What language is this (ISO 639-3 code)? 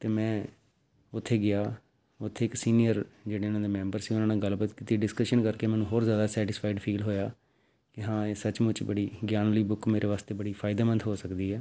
pan